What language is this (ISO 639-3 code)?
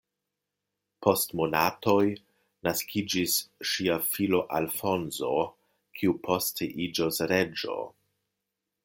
epo